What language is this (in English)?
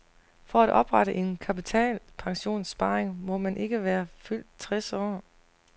Danish